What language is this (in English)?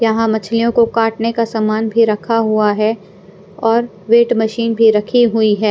Hindi